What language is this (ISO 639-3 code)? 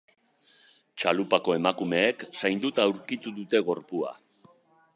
eus